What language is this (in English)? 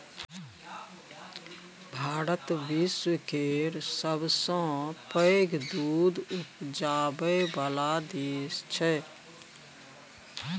Maithili